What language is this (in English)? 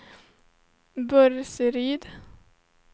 Swedish